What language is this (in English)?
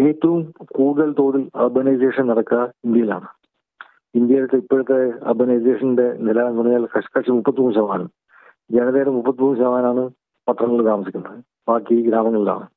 Malayalam